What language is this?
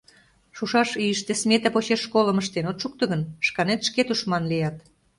Mari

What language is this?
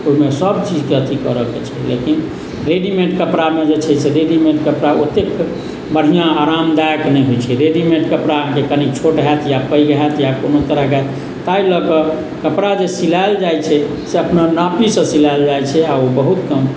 Maithili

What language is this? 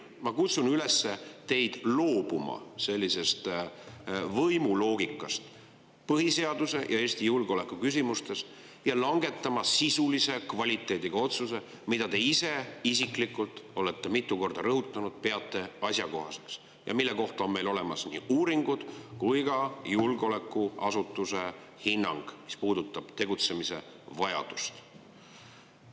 Estonian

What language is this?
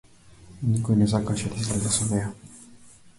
Macedonian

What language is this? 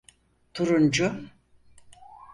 Turkish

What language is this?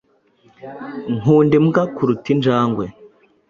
Kinyarwanda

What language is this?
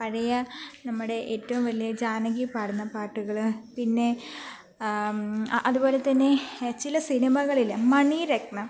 Malayalam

